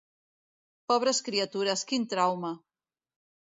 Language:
Catalan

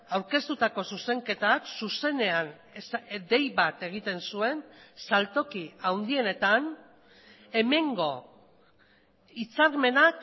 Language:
Basque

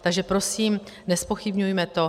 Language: Czech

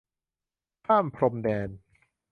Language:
Thai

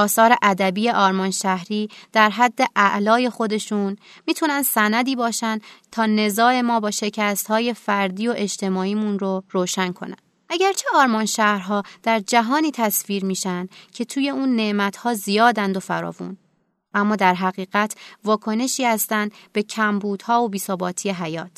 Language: Persian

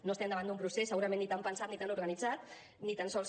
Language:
Catalan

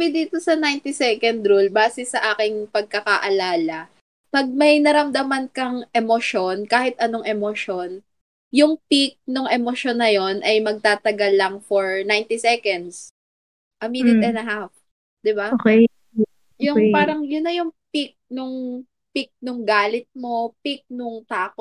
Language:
Filipino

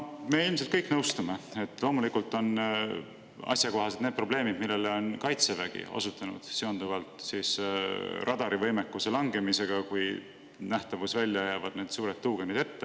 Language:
Estonian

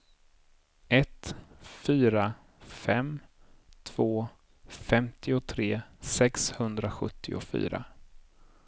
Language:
Swedish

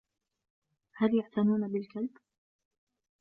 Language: Arabic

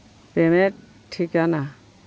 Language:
Santali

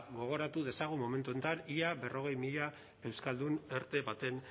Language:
Basque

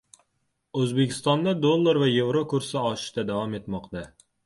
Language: Uzbek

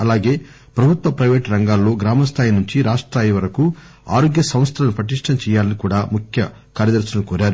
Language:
Telugu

